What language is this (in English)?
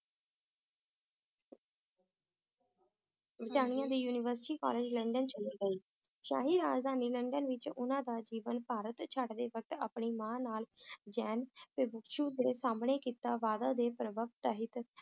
Punjabi